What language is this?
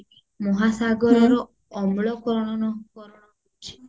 Odia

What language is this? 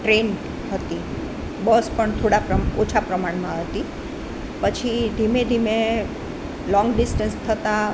Gujarati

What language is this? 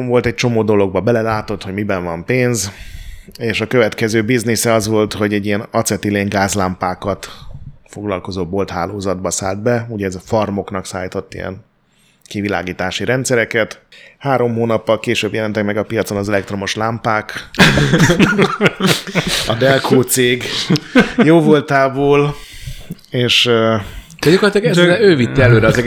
Hungarian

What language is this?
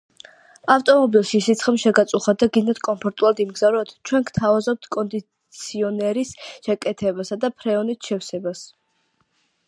Georgian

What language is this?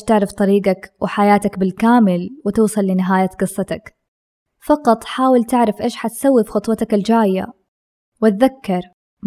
Arabic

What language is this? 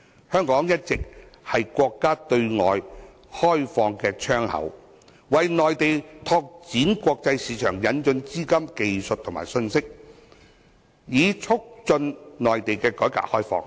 Cantonese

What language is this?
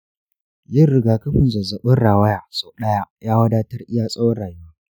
Hausa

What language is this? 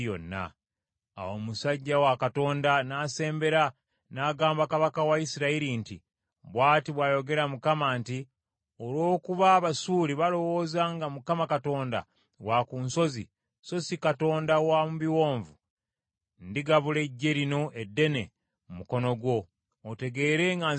Ganda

